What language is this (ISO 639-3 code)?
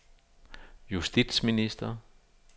dan